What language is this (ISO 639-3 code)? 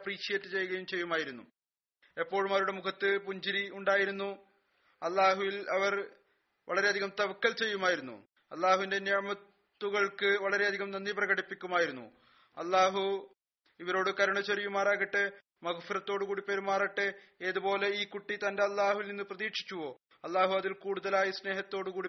mal